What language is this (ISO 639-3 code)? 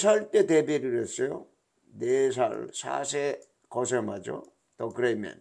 kor